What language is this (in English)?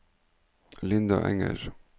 Norwegian